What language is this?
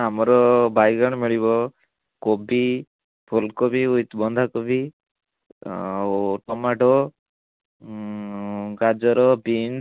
Odia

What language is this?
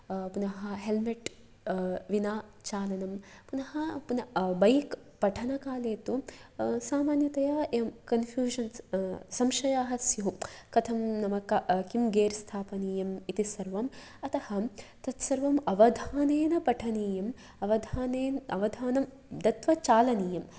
Sanskrit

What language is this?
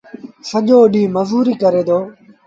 Sindhi Bhil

